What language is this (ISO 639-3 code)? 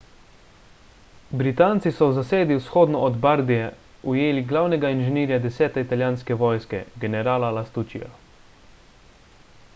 slv